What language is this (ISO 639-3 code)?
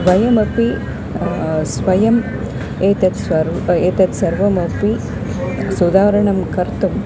san